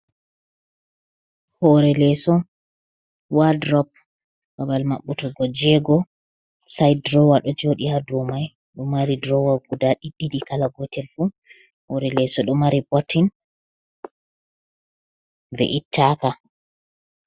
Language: Fula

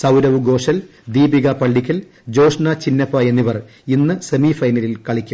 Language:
Malayalam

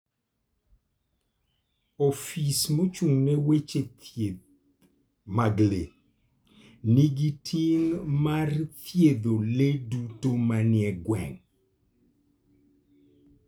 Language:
Luo (Kenya and Tanzania)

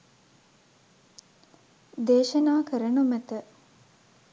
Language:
Sinhala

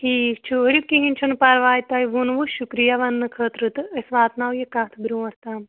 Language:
Kashmiri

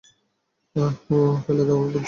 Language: Bangla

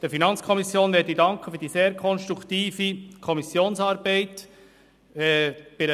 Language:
Swiss German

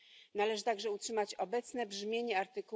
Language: Polish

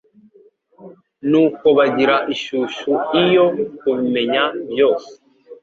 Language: Kinyarwanda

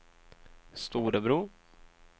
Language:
Swedish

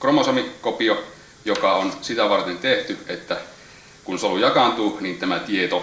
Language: Finnish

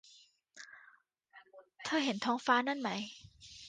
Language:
Thai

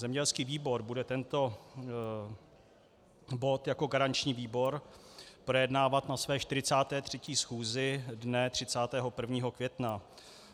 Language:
Czech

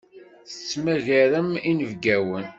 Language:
Kabyle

